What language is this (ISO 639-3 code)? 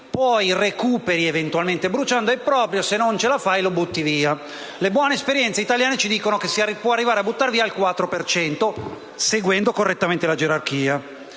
ita